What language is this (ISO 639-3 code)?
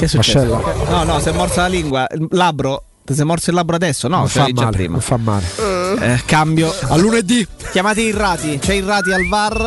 ita